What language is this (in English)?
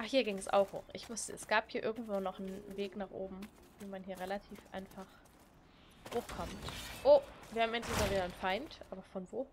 German